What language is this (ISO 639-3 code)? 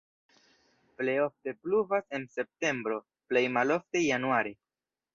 epo